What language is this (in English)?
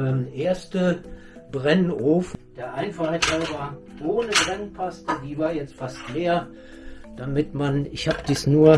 German